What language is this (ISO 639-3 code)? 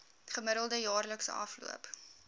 afr